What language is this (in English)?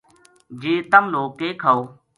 Gujari